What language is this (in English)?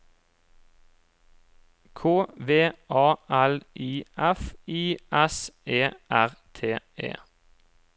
Norwegian